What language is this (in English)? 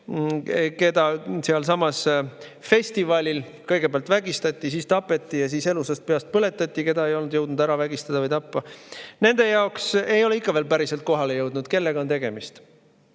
Estonian